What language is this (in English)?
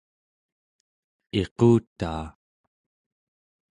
Central Yupik